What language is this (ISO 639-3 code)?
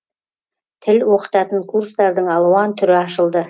kaz